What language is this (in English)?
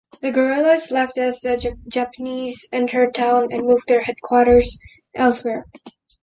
English